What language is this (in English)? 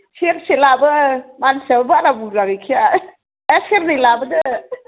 Bodo